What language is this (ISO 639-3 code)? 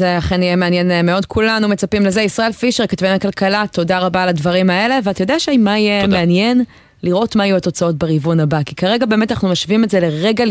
heb